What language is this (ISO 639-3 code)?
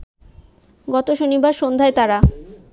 ben